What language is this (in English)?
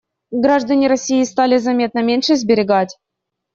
Russian